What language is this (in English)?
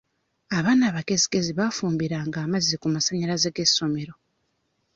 Ganda